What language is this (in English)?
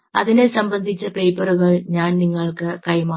Malayalam